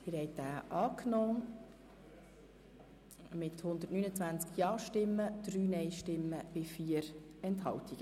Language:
Swiss German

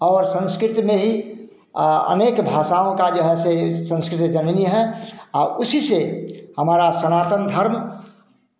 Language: Hindi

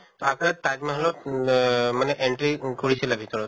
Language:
Assamese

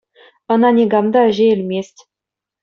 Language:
Chuvash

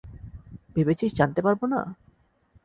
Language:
Bangla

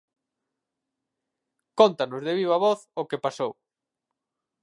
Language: Galician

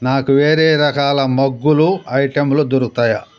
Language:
Telugu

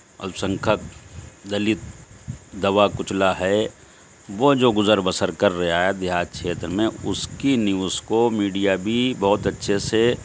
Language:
Urdu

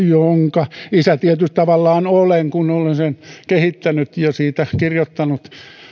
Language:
Finnish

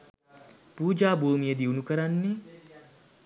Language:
Sinhala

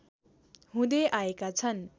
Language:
Nepali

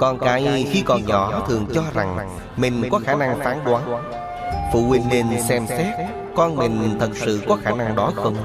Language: Vietnamese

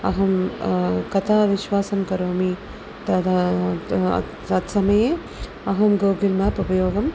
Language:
Sanskrit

